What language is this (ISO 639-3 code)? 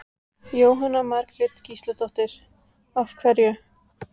isl